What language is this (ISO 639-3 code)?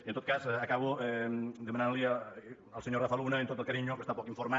cat